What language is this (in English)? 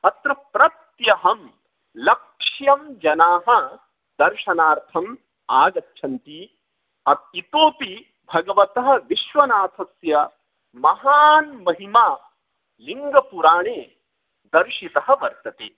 Sanskrit